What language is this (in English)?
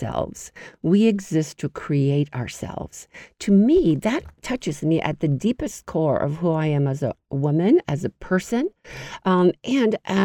English